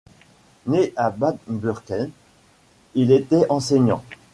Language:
French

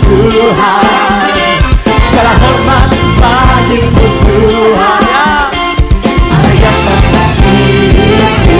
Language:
Indonesian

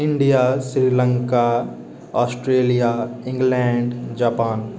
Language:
Maithili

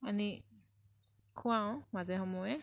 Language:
Assamese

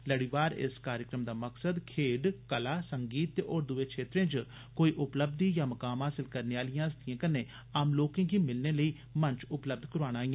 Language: Dogri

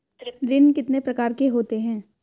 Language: Hindi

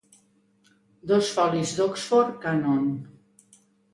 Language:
Catalan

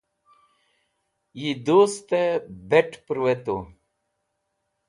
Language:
Wakhi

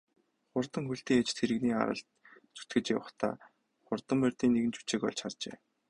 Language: Mongolian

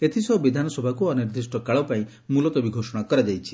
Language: Odia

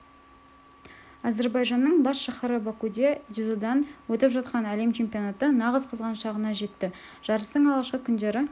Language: Kazakh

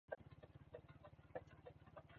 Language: Swahili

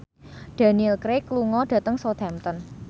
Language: Javanese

